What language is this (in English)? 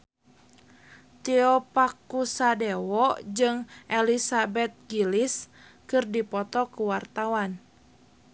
Sundanese